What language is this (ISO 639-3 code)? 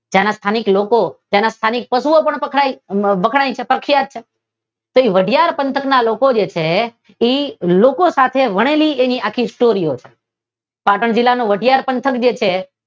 guj